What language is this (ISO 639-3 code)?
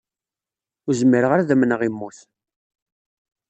kab